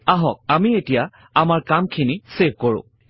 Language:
Assamese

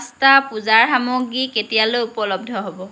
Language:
Assamese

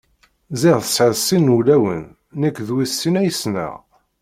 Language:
Kabyle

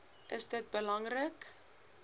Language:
Afrikaans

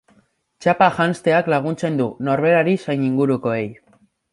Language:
Basque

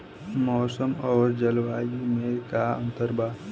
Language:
Bhojpuri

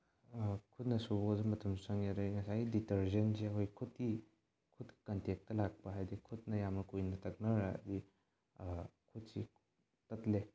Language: Manipuri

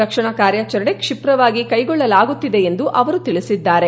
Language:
Kannada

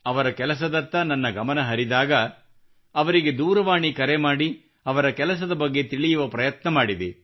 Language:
Kannada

